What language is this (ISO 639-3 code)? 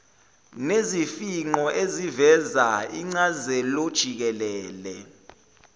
zul